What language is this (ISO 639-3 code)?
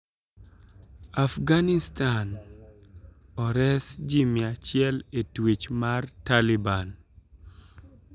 luo